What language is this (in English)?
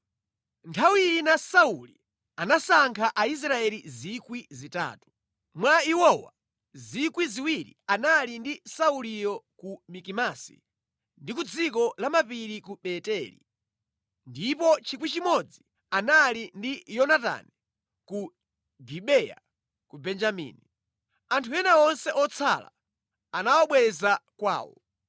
Nyanja